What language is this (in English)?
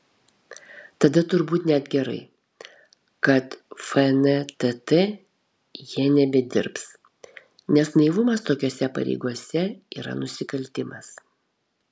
Lithuanian